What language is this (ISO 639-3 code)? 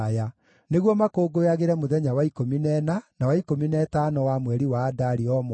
kik